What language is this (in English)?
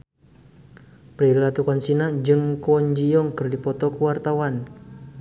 Sundanese